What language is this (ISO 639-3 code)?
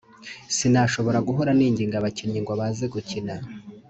kin